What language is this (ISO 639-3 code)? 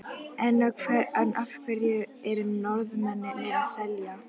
isl